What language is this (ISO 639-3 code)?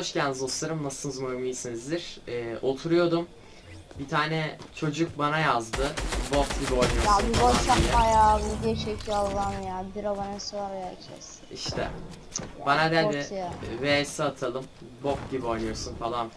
tur